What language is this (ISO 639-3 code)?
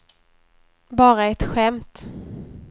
swe